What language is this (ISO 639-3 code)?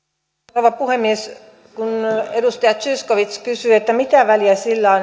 fin